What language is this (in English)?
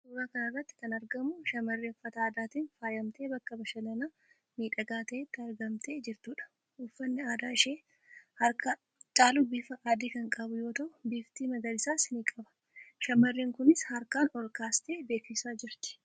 Oromo